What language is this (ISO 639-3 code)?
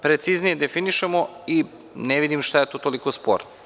srp